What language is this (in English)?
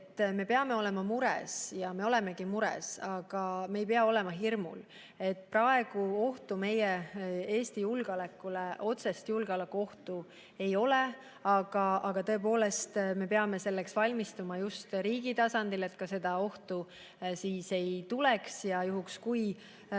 Estonian